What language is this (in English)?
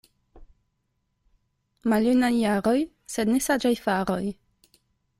Esperanto